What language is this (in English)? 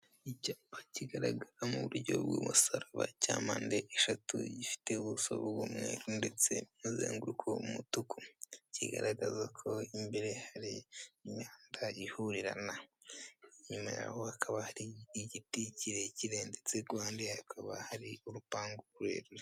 Kinyarwanda